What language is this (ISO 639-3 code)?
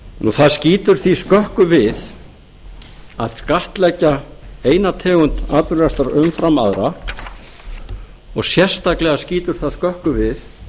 isl